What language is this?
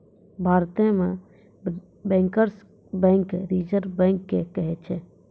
Maithili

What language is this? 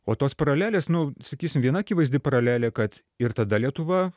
Lithuanian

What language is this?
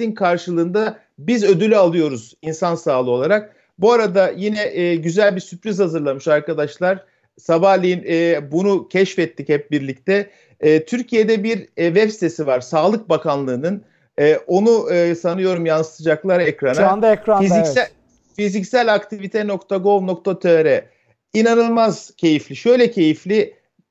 Turkish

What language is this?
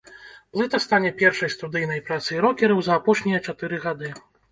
Belarusian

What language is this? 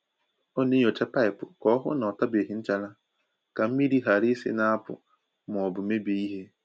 Igbo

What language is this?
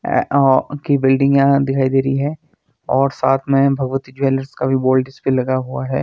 Hindi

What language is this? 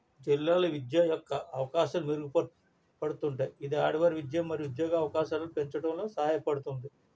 Telugu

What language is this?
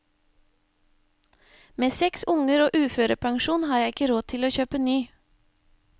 Norwegian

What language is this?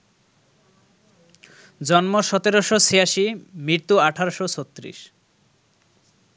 Bangla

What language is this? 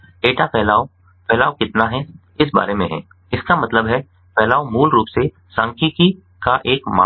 Hindi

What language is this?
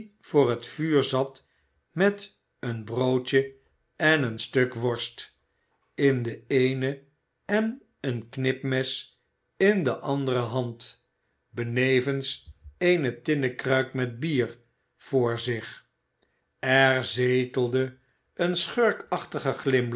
Dutch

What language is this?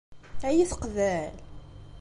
Kabyle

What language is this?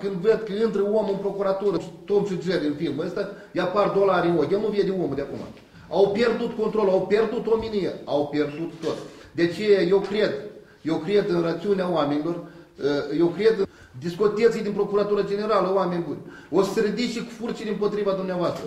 Romanian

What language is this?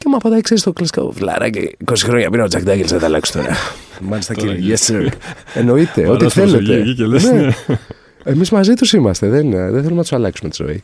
Greek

